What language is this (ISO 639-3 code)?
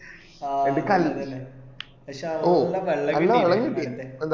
mal